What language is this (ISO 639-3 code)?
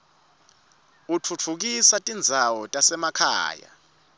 ssw